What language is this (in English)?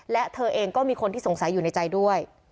Thai